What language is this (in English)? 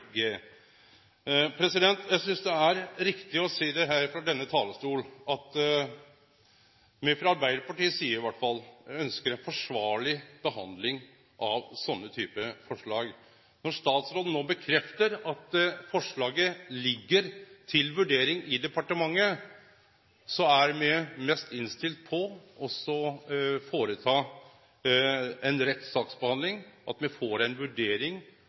Norwegian Nynorsk